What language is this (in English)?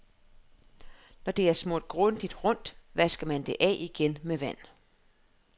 Danish